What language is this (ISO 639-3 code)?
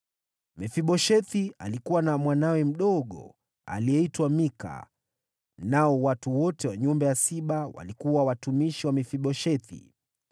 swa